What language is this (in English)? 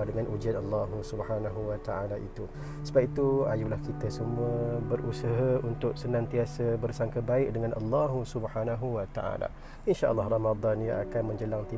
Malay